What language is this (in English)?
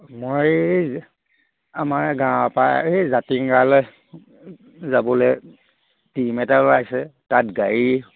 Assamese